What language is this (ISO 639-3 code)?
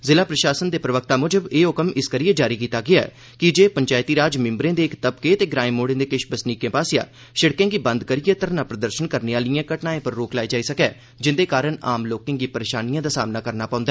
doi